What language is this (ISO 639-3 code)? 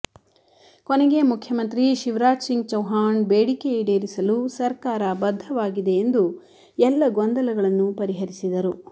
kan